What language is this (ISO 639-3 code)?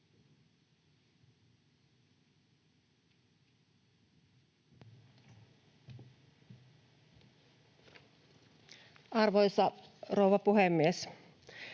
fin